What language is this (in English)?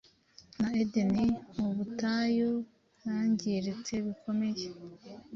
Kinyarwanda